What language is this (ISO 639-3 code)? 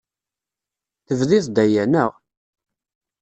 kab